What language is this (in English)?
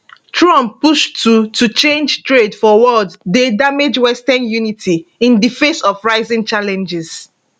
Nigerian Pidgin